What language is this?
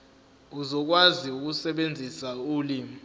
Zulu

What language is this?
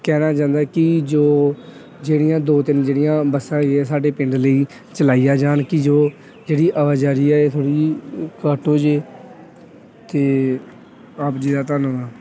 Punjabi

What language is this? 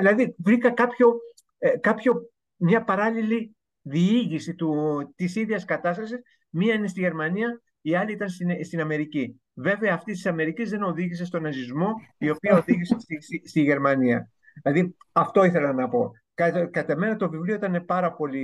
Greek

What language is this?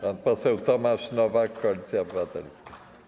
Polish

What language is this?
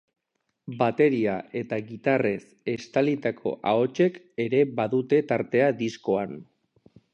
Basque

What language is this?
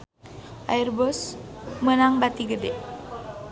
Sundanese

